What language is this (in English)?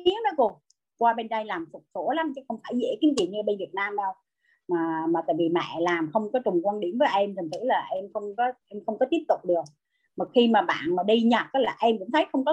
Vietnamese